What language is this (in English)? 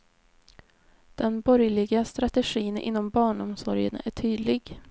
Swedish